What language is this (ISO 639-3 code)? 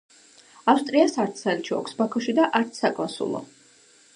kat